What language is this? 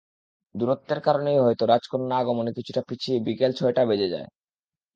Bangla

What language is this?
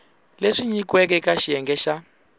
Tsonga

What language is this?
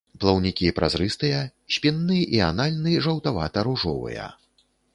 Belarusian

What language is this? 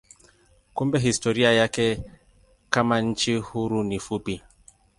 Swahili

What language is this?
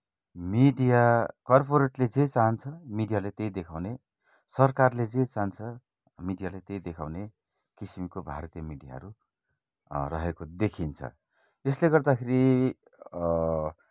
Nepali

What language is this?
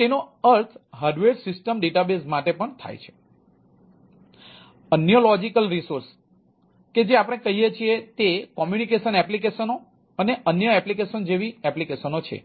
Gujarati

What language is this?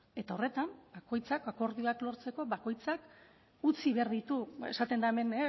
Basque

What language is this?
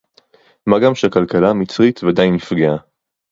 Hebrew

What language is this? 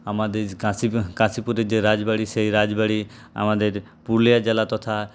Bangla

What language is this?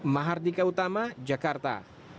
Indonesian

